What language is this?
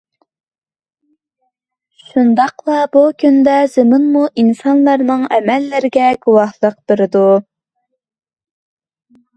Uyghur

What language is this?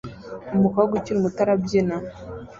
Kinyarwanda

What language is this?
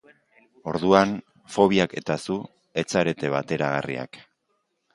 Basque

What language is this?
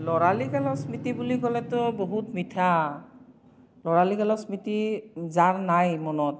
Assamese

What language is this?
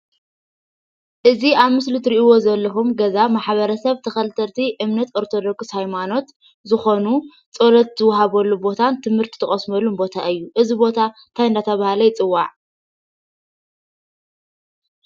Tigrinya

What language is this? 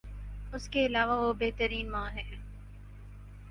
Urdu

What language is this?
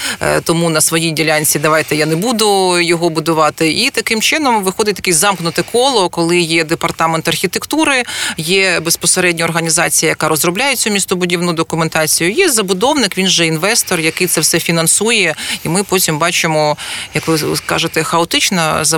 Ukrainian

